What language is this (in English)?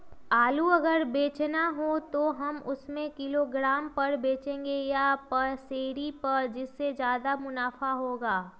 Magahi